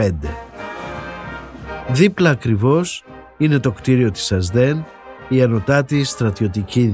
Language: Greek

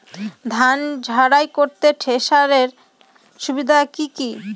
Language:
Bangla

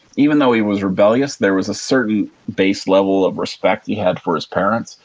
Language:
English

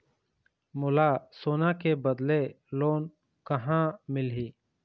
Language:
Chhattisgarhi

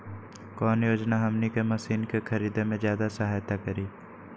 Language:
Magahi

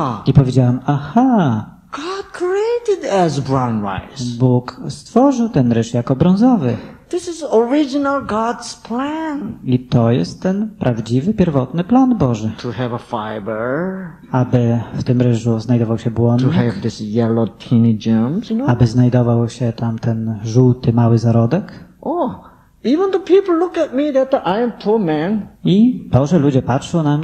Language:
Polish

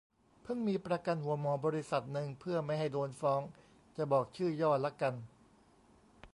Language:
Thai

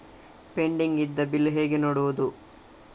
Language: Kannada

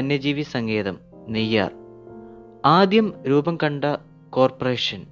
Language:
Malayalam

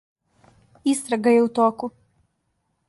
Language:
Serbian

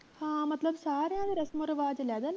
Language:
Punjabi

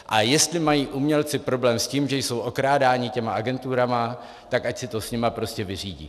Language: Czech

